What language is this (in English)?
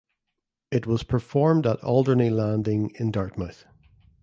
English